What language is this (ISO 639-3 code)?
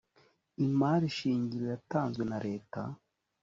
kin